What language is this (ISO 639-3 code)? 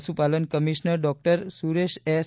guj